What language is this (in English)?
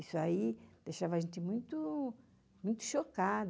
Portuguese